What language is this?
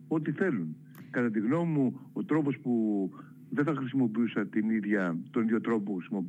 Greek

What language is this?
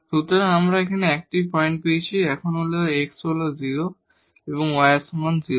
Bangla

